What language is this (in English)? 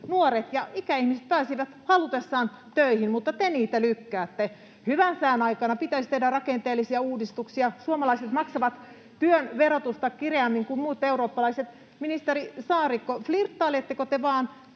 Finnish